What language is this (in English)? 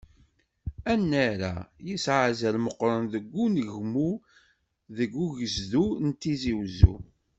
Kabyle